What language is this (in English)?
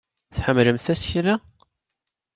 Kabyle